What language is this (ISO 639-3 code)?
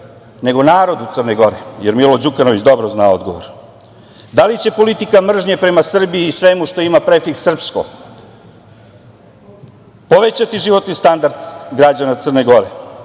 srp